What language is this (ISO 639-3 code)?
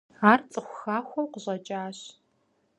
kbd